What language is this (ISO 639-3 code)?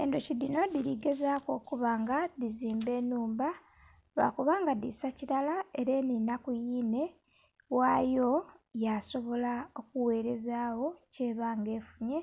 xog